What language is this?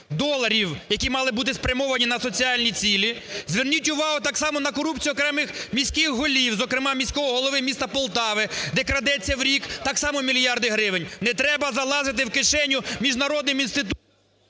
Ukrainian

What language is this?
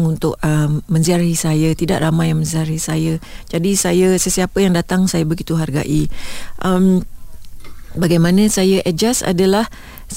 Malay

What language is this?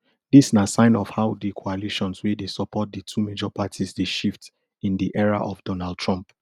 Nigerian Pidgin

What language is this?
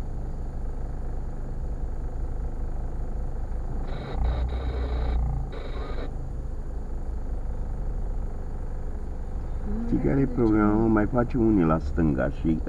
Romanian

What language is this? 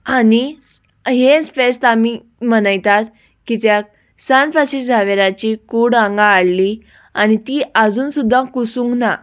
Konkani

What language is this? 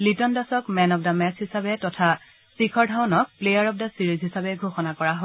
Assamese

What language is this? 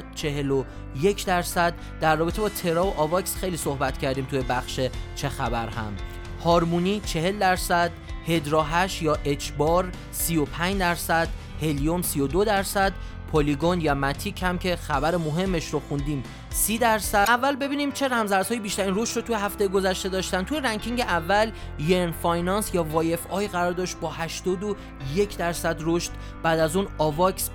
Persian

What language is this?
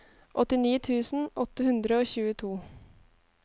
Norwegian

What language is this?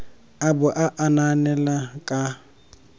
Tswana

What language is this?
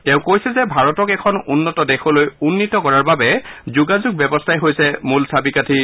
Assamese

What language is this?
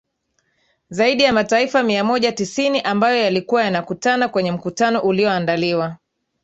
Swahili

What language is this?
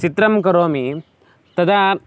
Sanskrit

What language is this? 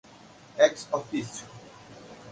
Portuguese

